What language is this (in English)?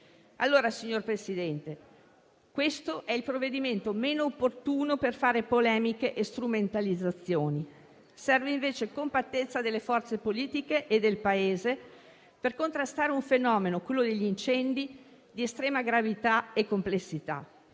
Italian